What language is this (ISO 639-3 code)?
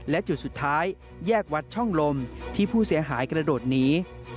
tha